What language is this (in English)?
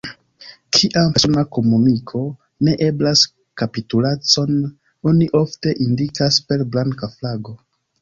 Esperanto